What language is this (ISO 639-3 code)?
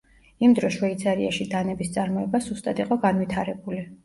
kat